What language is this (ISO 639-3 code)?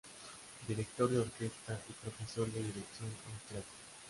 spa